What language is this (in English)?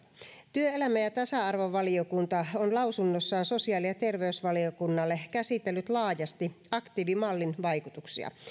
Finnish